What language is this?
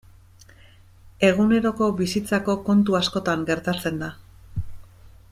Basque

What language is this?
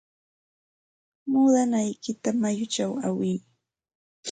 Santa Ana de Tusi Pasco Quechua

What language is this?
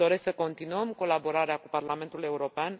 Romanian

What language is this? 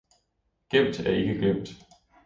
Danish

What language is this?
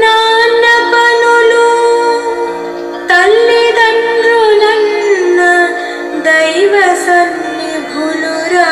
Korean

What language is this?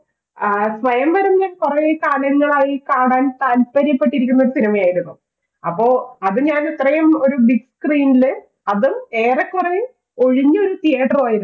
Malayalam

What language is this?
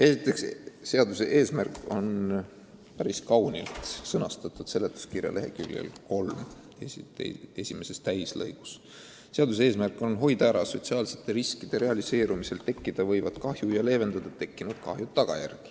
Estonian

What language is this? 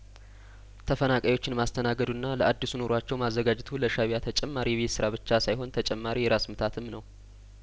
Amharic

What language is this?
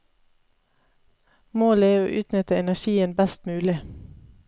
Norwegian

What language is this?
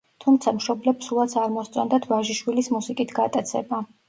Georgian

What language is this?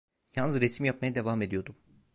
Turkish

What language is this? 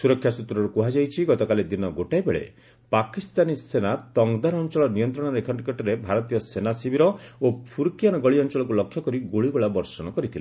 Odia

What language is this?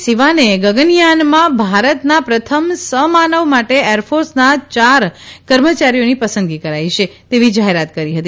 Gujarati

